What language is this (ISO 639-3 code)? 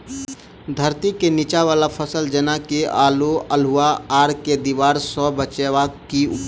mai